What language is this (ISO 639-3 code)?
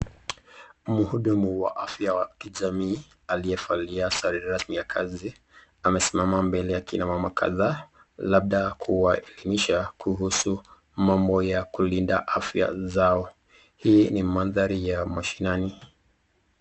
swa